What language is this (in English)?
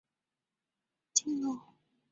Chinese